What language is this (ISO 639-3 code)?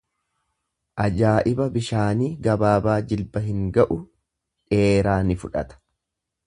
orm